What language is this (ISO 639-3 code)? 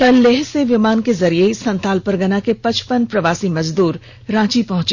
hin